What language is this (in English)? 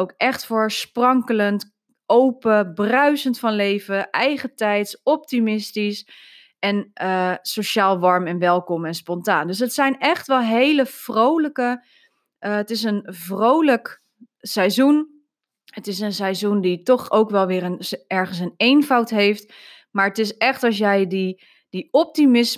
Dutch